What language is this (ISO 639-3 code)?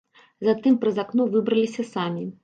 bel